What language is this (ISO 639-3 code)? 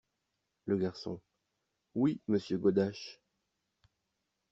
fra